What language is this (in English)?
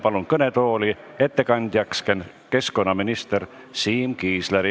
Estonian